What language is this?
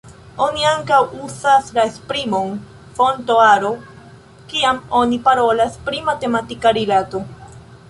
Esperanto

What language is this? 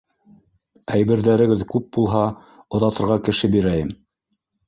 Bashkir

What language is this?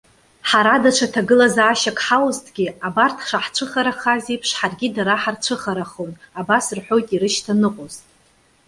Abkhazian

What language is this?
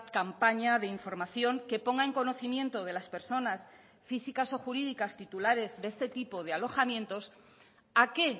Spanish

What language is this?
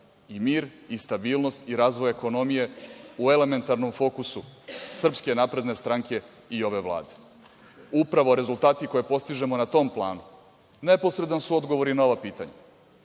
Serbian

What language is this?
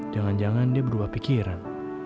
Indonesian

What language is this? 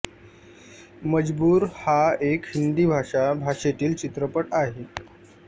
Marathi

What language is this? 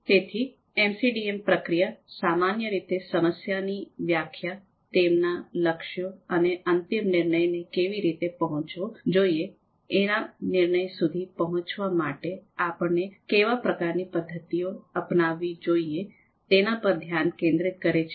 Gujarati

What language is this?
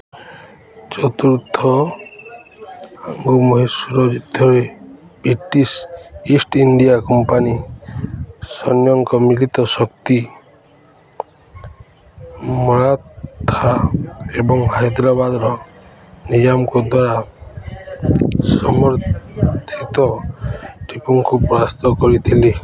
Odia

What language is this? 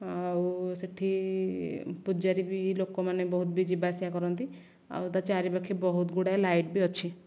Odia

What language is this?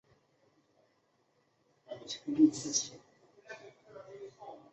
Chinese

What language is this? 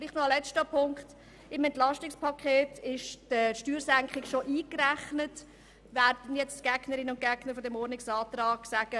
Swiss German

